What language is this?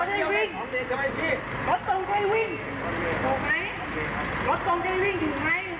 Thai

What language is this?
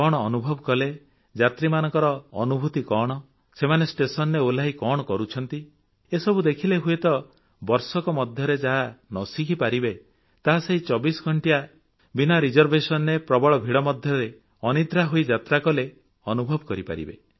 Odia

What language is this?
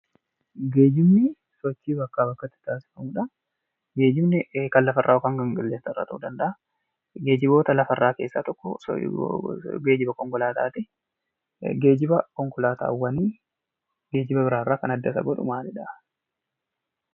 Oromo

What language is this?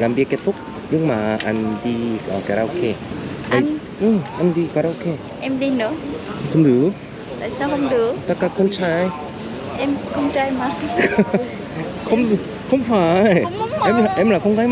Korean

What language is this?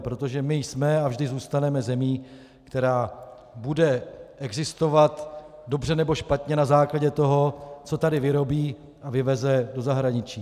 Czech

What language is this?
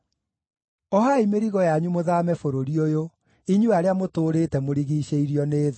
Kikuyu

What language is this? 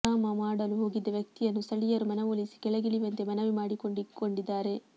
Kannada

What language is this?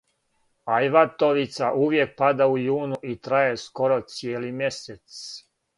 Serbian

